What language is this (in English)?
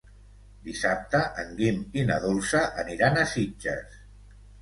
Catalan